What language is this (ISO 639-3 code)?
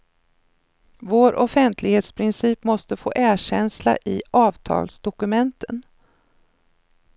swe